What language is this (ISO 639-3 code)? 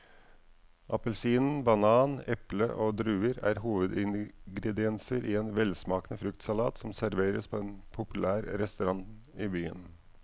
nor